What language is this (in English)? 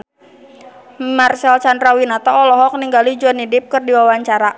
Sundanese